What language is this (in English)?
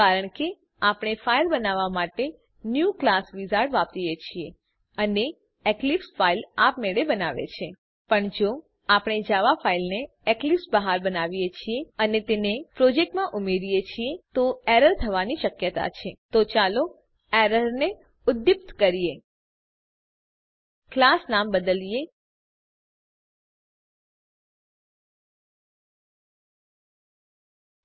Gujarati